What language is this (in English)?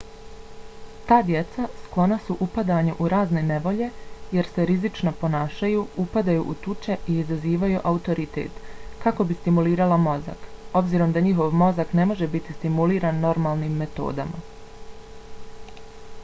Bosnian